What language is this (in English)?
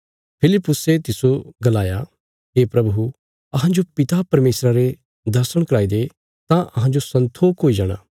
Bilaspuri